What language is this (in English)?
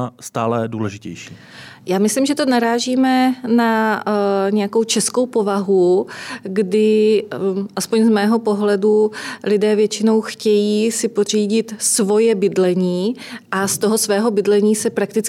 Czech